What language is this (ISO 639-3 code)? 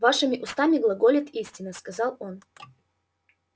rus